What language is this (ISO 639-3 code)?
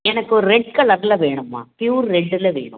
tam